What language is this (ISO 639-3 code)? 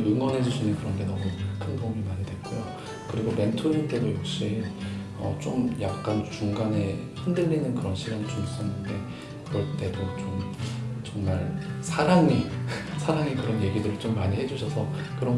kor